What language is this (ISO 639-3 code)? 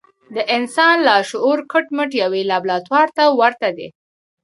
pus